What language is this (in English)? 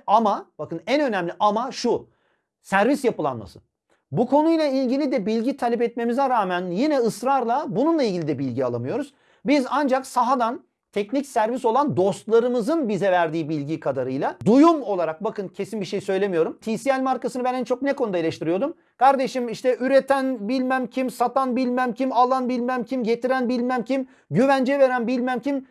Turkish